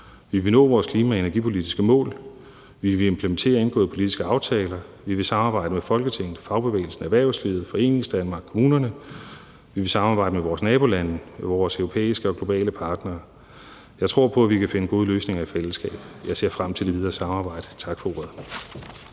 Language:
Danish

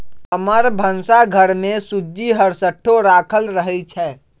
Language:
Magahi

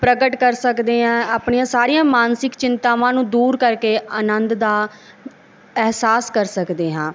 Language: Punjabi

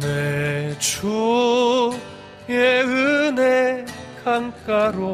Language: Korean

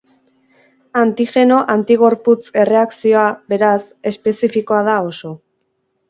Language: Basque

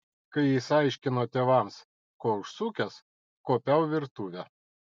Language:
Lithuanian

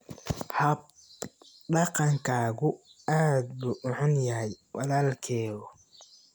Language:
Somali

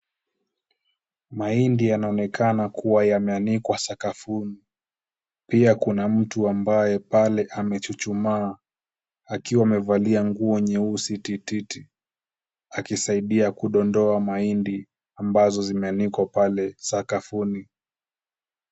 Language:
Swahili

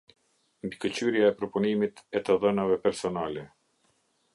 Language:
Albanian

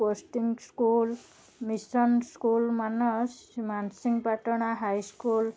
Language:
Odia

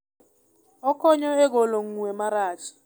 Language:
Luo (Kenya and Tanzania)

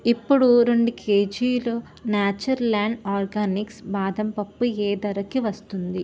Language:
Telugu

